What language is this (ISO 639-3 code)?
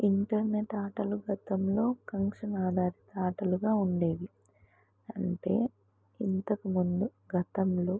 tel